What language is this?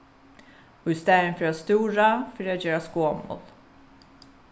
Faroese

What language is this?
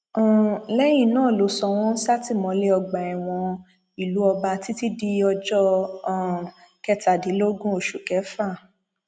Yoruba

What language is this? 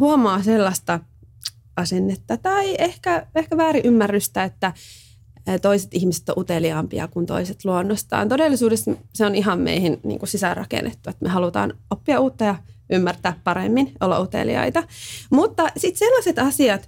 Finnish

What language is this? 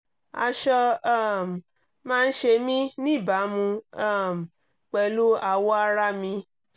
Yoruba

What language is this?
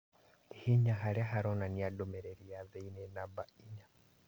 Kikuyu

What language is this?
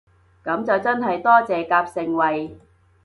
Cantonese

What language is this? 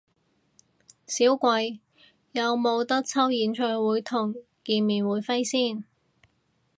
Cantonese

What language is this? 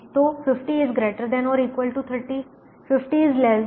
Hindi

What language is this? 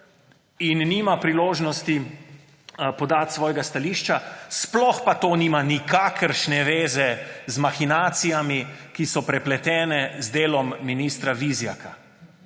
Slovenian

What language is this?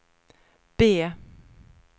Swedish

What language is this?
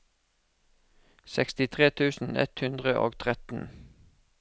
Norwegian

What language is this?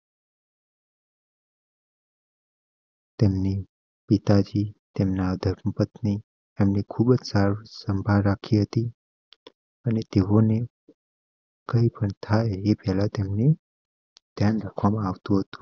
Gujarati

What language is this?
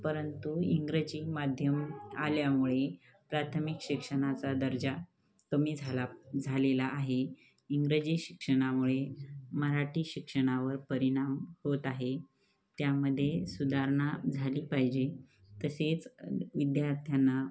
Marathi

